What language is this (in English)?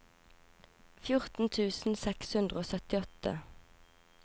Norwegian